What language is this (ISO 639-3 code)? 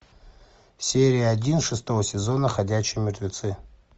rus